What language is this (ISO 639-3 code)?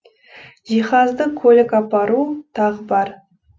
kaz